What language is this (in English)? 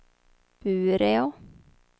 Swedish